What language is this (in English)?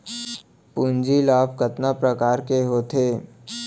Chhattisgarhi